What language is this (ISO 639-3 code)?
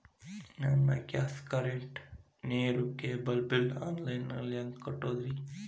kan